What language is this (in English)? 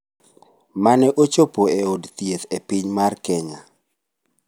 Luo (Kenya and Tanzania)